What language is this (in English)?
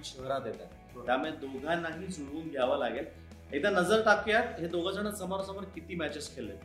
Marathi